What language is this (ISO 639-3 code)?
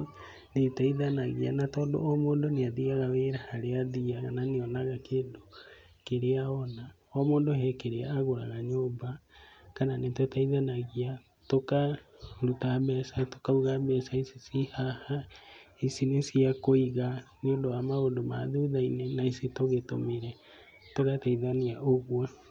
kik